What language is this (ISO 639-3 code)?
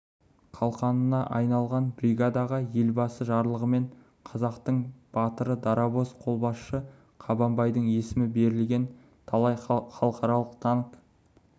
kaz